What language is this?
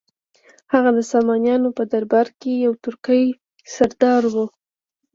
Pashto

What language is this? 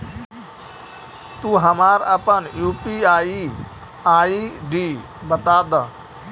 Magahi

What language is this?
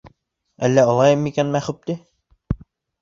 Bashkir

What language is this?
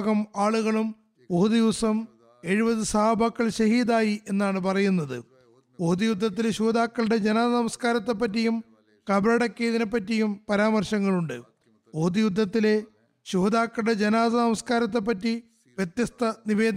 Malayalam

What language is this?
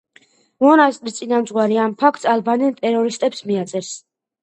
Georgian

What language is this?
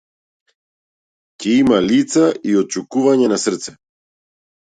Macedonian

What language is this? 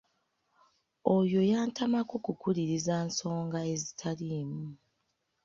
Ganda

